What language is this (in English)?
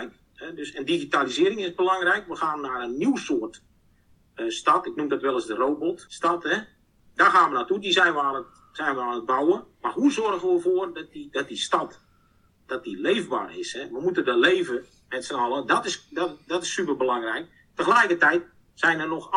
Dutch